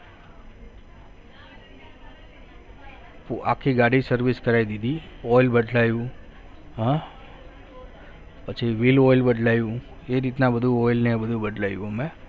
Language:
Gujarati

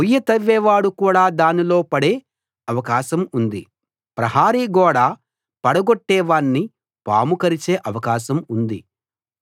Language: Telugu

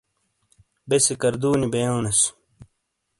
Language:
Shina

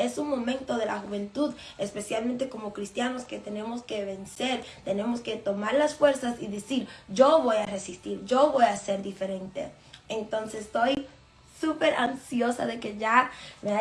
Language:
Spanish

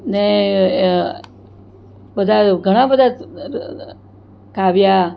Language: Gujarati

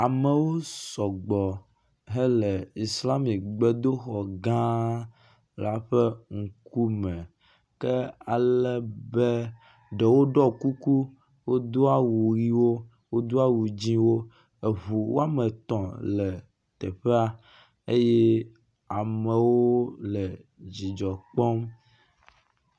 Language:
Ewe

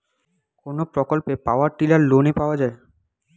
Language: Bangla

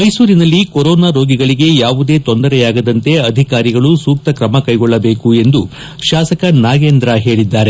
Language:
Kannada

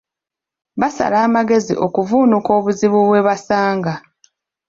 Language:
Ganda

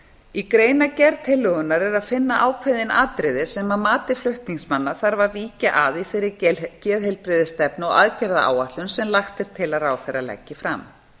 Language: Icelandic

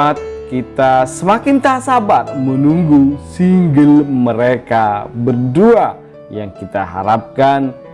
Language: Indonesian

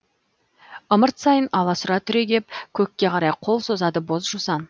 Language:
Kazakh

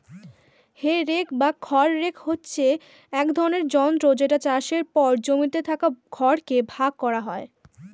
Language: Bangla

